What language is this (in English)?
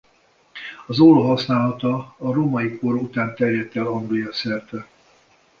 Hungarian